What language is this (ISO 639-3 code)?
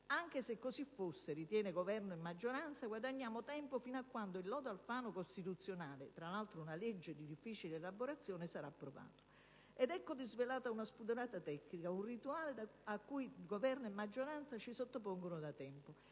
ita